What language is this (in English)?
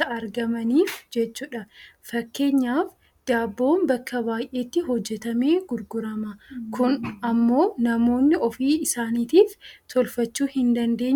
Oromo